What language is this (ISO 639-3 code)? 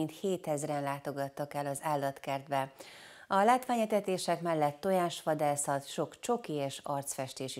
hun